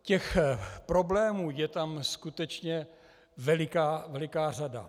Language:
Czech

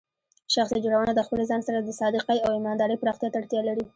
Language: Pashto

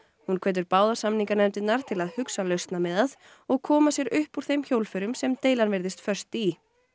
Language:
Icelandic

